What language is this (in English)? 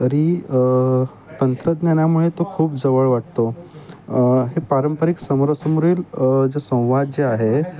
Marathi